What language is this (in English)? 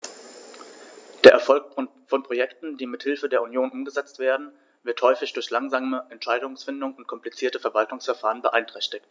German